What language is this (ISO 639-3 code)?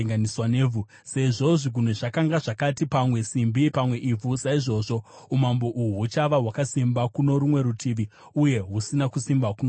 sna